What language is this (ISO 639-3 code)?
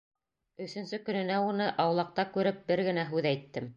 bak